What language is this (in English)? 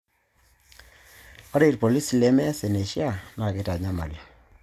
Masai